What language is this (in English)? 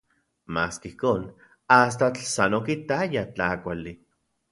Central Puebla Nahuatl